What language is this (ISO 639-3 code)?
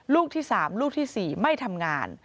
tha